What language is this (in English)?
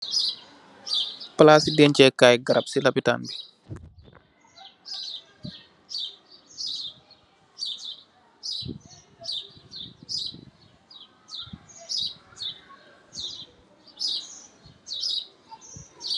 Wolof